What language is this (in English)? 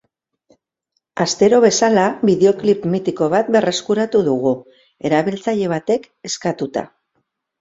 Basque